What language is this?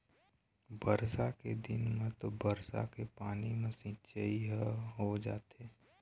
Chhattisgarhi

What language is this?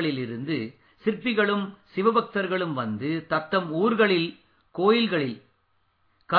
Tamil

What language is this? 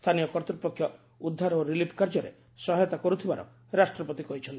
Odia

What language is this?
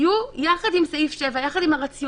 Hebrew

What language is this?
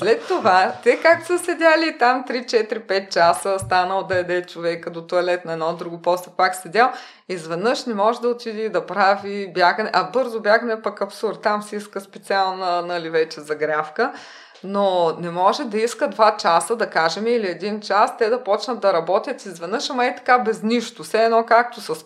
Bulgarian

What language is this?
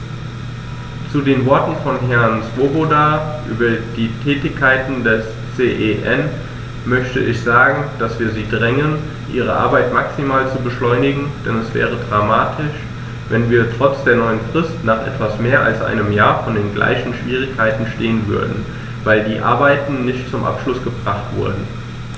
German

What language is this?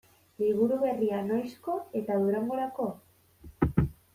Basque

